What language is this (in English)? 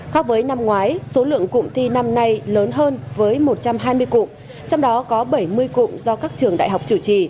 Vietnamese